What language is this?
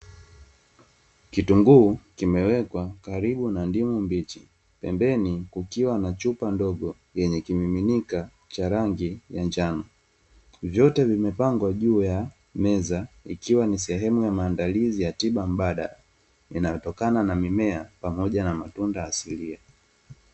Swahili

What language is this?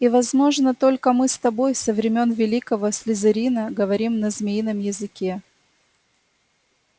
Russian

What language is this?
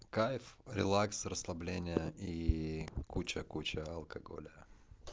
Russian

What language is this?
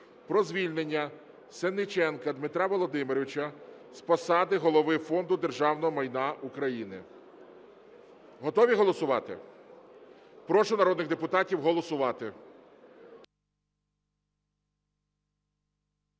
Ukrainian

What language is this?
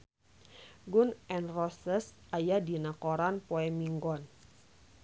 Sundanese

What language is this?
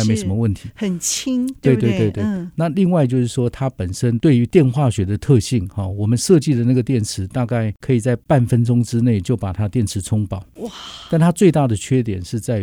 Chinese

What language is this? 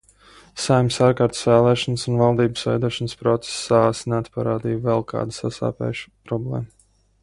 Latvian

